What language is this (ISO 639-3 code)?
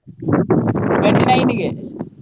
kan